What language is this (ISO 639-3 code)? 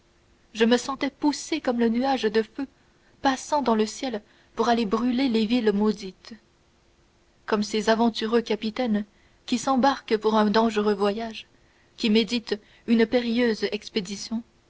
fra